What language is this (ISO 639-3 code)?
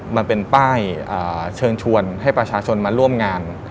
tha